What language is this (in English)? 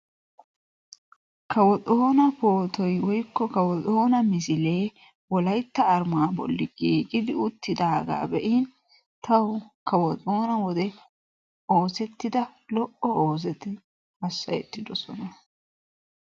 Wolaytta